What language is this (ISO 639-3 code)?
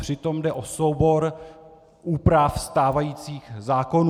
ces